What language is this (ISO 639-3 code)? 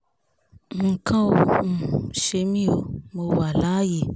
yor